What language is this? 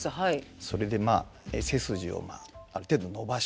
Japanese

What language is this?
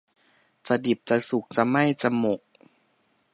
Thai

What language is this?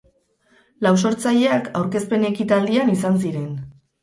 Basque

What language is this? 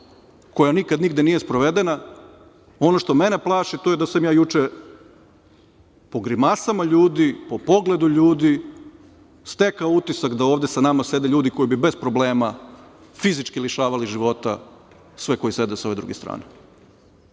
Serbian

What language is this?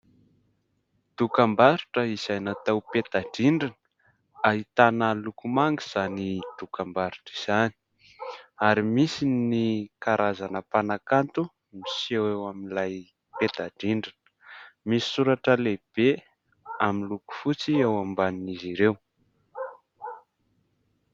Malagasy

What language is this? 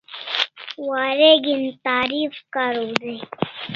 Kalasha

